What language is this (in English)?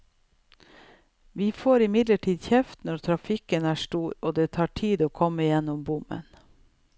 Norwegian